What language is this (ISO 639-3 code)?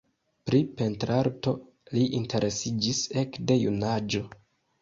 epo